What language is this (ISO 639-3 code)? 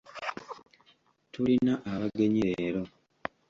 lug